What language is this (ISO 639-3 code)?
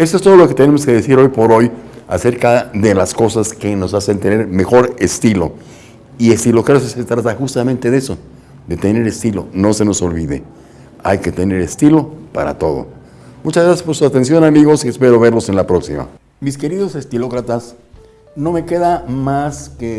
spa